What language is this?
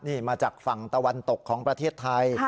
Thai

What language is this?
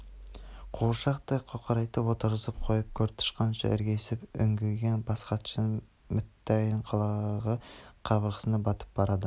Kazakh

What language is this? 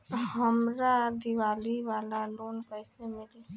Bhojpuri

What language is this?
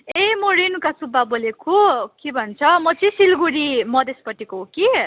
Nepali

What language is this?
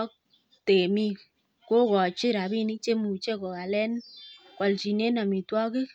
Kalenjin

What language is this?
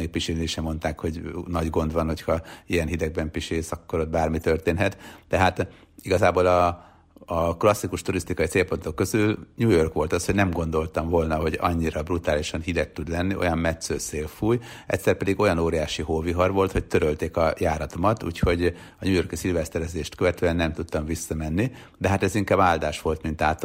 Hungarian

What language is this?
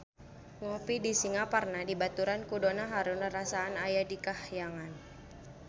Sundanese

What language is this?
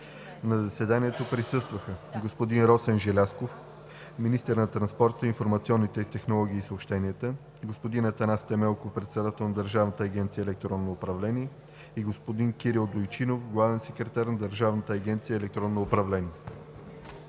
Bulgarian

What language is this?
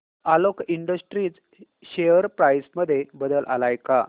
Marathi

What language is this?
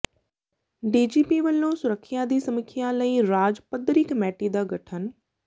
Punjabi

